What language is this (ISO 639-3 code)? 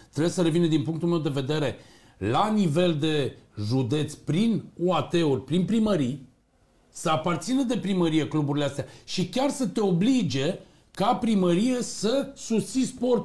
ron